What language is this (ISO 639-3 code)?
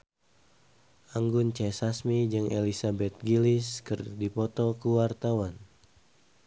sun